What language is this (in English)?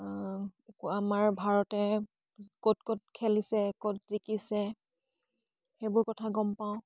Assamese